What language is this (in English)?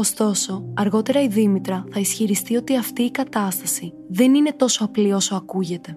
Greek